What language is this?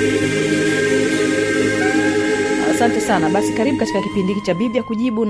Swahili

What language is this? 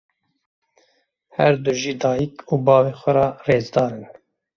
Kurdish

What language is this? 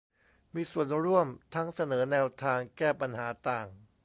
Thai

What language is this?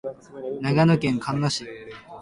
Japanese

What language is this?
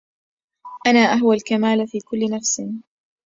Arabic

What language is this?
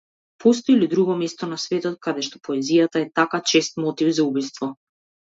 Macedonian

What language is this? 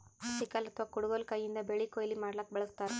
Kannada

